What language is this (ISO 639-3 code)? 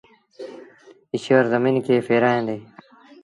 sbn